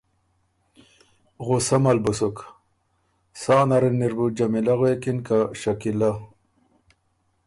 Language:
Ormuri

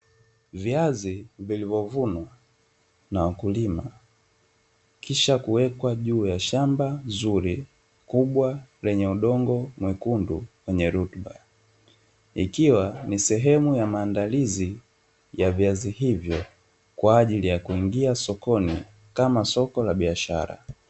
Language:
Swahili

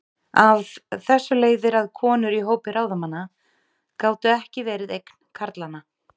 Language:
Icelandic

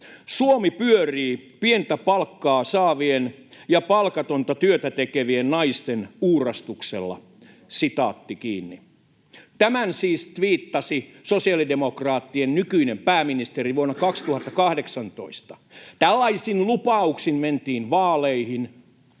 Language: Finnish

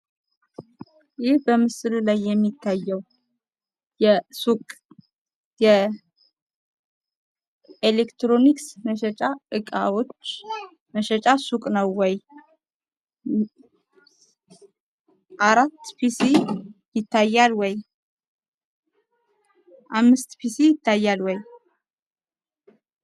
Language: Amharic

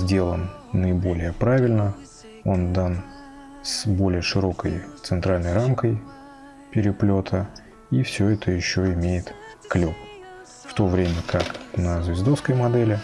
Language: Russian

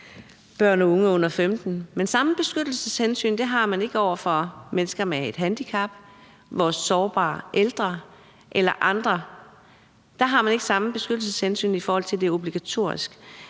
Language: Danish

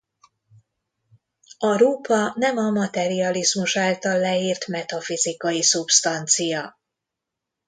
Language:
Hungarian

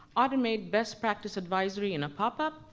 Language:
English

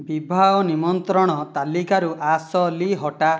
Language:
Odia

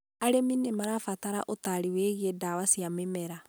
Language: Kikuyu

